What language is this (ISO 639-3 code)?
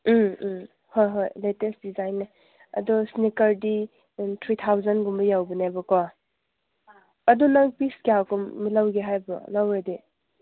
mni